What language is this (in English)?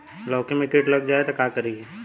Bhojpuri